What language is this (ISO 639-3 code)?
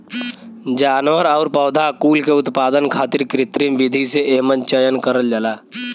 bho